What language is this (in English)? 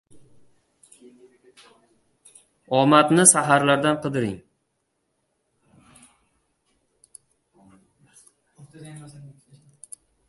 Uzbek